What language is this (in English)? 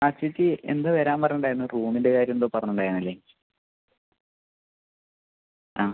Malayalam